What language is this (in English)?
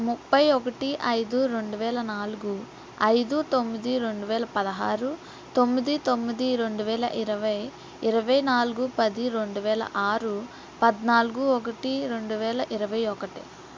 Telugu